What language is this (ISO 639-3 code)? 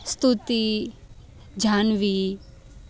guj